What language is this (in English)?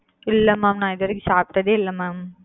Tamil